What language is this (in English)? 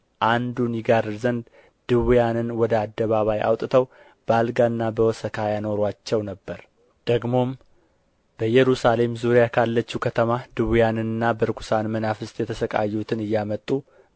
Amharic